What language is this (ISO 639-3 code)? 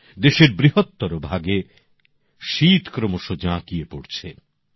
ben